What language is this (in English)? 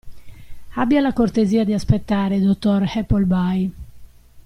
Italian